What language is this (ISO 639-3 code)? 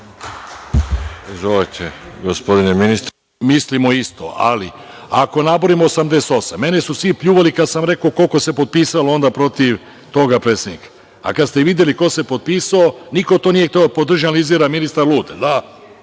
srp